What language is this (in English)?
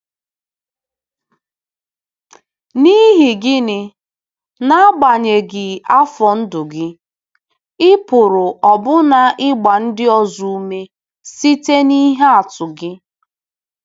Igbo